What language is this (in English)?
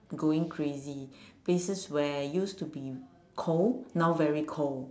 English